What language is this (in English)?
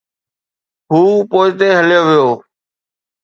Sindhi